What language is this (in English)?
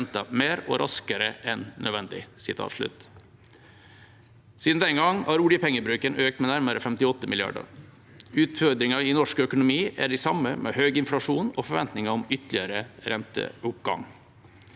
Norwegian